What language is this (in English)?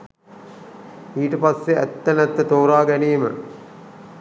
Sinhala